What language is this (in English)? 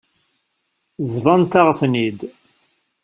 Kabyle